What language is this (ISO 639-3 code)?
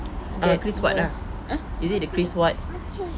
eng